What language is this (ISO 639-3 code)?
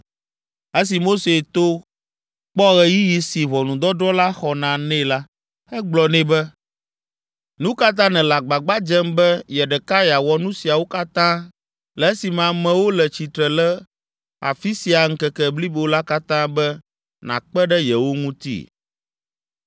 ewe